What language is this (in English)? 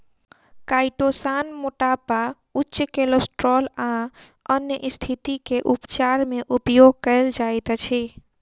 Maithili